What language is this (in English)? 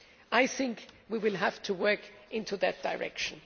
English